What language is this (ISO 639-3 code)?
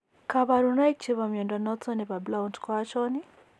kln